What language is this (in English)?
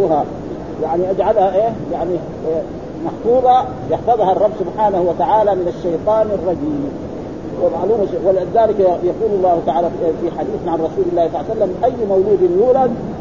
Arabic